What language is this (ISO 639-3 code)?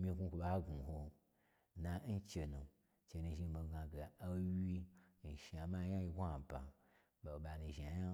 gbr